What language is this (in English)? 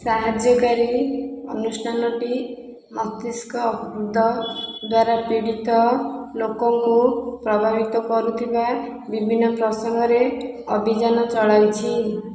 Odia